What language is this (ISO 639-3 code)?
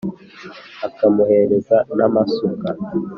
kin